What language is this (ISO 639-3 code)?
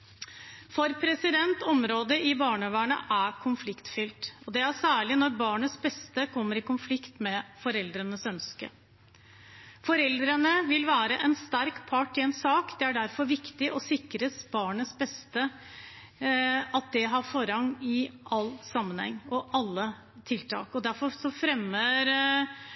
nob